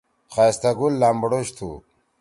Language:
Torwali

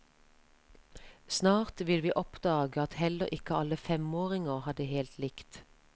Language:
Norwegian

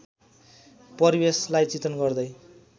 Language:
Nepali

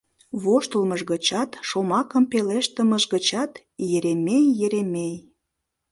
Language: Mari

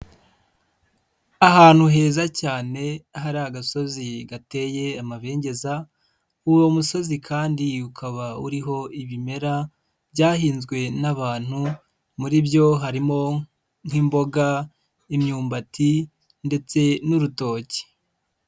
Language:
Kinyarwanda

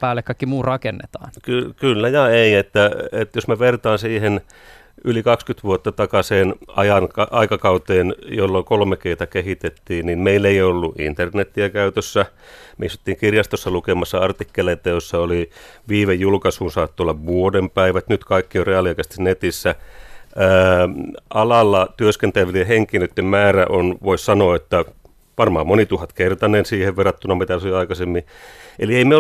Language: Finnish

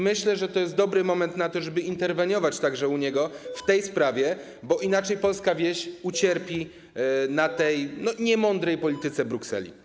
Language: Polish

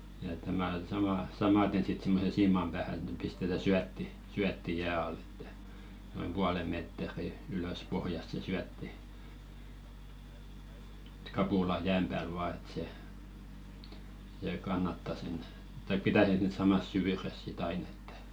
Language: Finnish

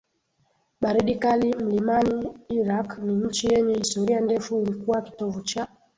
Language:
Swahili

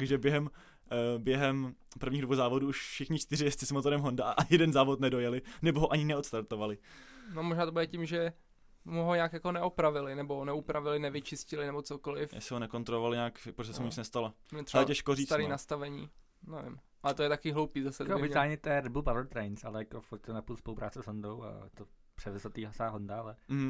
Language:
Czech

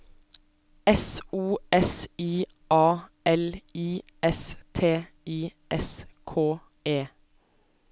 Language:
Norwegian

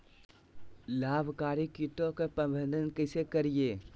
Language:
Magahi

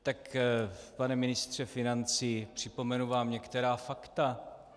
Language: Czech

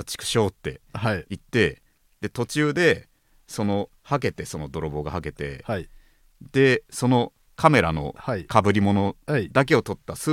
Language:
Japanese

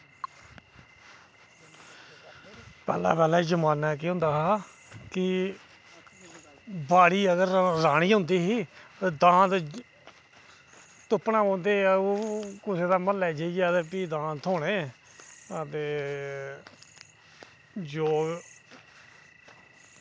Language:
Dogri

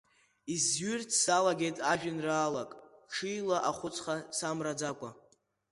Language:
Abkhazian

